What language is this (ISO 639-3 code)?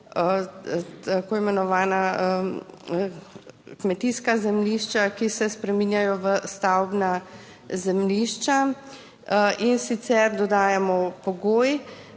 slv